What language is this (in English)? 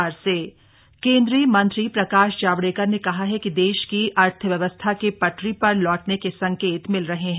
Hindi